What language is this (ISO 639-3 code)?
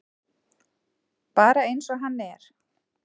isl